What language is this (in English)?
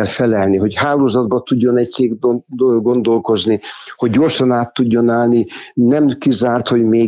Hungarian